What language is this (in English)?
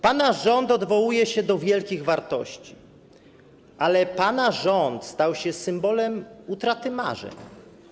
Polish